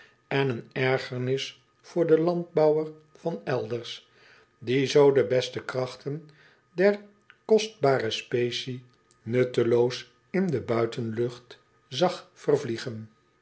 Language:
Dutch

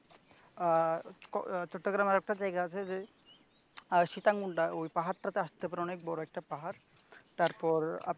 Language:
Bangla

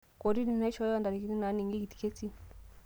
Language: Masai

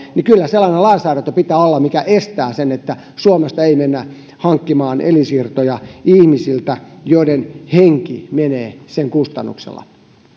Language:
Finnish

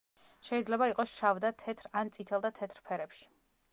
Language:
Georgian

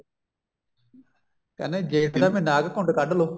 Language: Punjabi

